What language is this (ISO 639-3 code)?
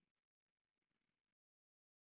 kan